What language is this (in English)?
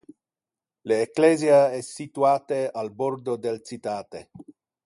Interlingua